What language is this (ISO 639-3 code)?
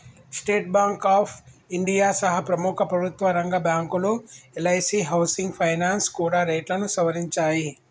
tel